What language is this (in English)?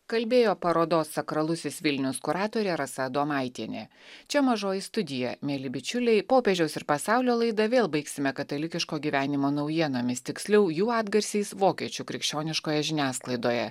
Lithuanian